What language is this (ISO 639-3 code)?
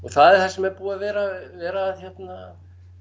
isl